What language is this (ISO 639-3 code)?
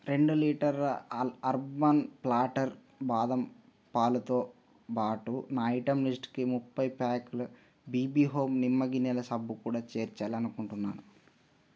tel